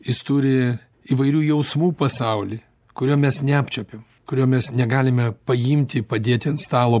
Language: Lithuanian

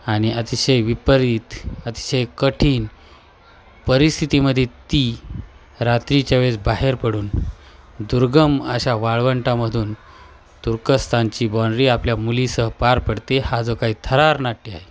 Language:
Marathi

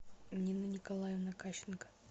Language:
Russian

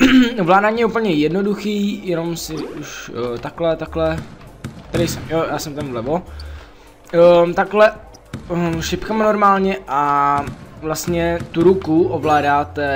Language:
Czech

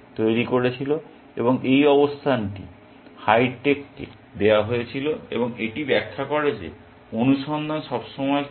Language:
Bangla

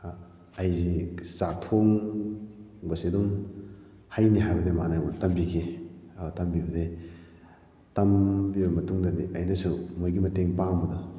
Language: Manipuri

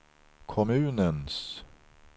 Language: Swedish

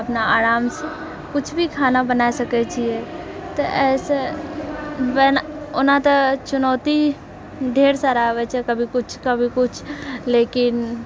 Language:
Maithili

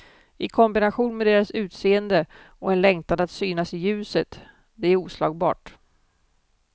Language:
Swedish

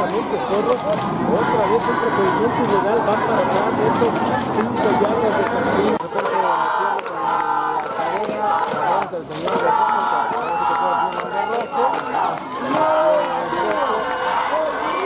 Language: Spanish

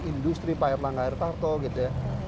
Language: Indonesian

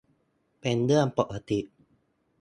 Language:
Thai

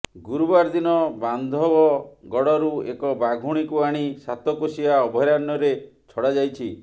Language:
Odia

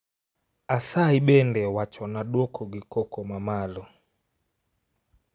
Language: Luo (Kenya and Tanzania)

